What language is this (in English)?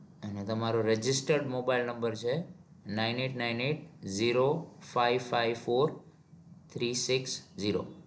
Gujarati